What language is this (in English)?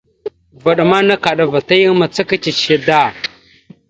Mada (Cameroon)